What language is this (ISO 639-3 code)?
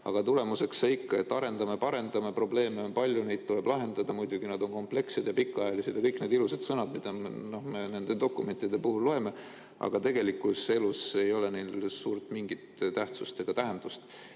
est